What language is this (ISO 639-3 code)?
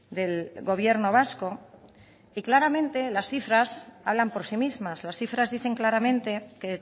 spa